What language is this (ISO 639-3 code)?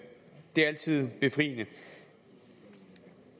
dan